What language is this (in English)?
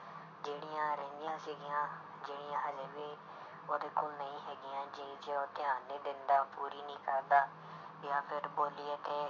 Punjabi